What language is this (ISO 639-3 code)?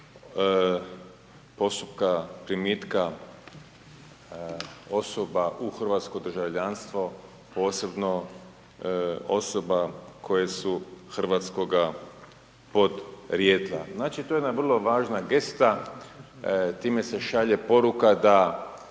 hrv